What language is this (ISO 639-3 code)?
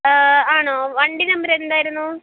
mal